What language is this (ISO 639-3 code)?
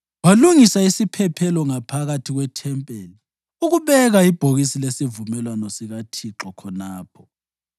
nde